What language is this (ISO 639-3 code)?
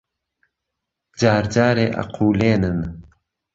ckb